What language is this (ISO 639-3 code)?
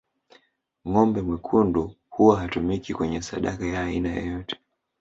swa